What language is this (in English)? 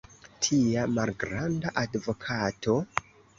Esperanto